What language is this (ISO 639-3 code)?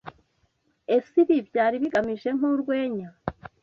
kin